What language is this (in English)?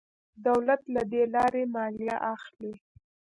Pashto